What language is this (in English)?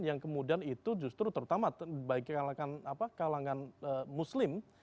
Indonesian